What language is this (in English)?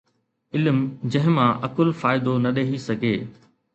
Sindhi